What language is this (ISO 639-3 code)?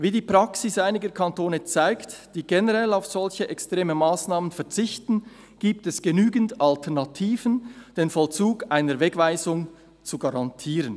gsw